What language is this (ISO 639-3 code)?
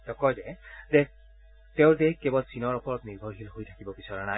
asm